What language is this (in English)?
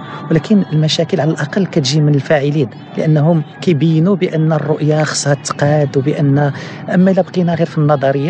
Arabic